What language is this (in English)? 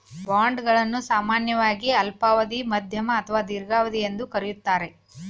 Kannada